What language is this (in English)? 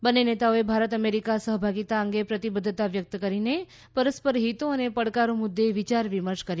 Gujarati